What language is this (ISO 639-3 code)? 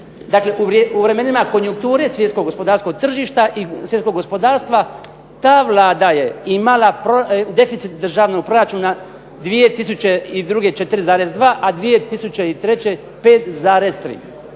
hrv